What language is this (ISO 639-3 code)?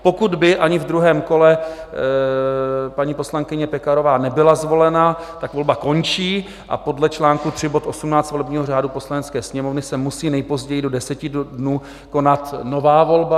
ces